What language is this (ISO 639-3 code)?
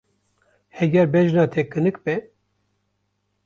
kur